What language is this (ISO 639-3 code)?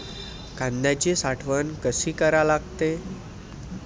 mar